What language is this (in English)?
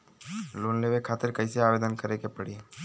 Bhojpuri